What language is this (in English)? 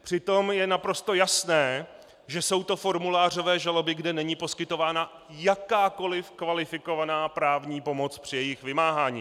Czech